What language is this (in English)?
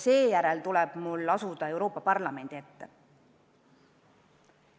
Estonian